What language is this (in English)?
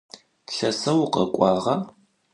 Adyghe